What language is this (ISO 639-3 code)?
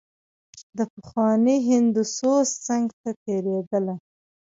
pus